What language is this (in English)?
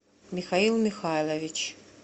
Russian